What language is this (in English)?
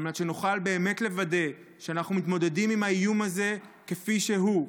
Hebrew